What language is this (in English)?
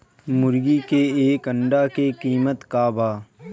Bhojpuri